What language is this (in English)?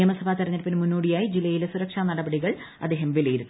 Malayalam